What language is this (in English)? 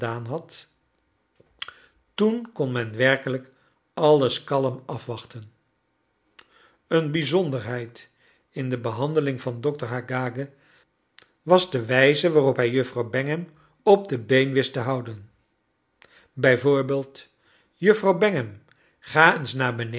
Dutch